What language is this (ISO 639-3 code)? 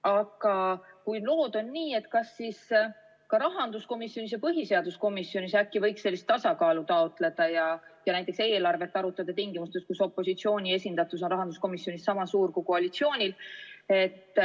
est